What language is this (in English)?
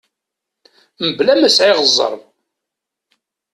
Kabyle